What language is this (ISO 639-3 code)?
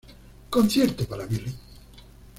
spa